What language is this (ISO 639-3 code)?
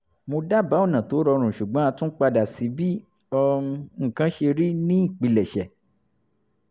yor